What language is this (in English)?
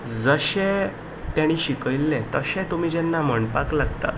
Konkani